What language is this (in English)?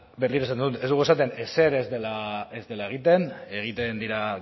Basque